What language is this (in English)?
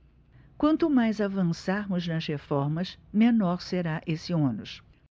Portuguese